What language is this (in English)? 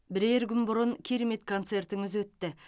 Kazakh